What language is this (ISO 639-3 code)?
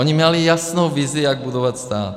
ces